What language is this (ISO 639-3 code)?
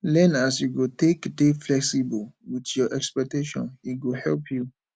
pcm